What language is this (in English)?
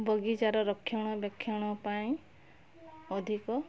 Odia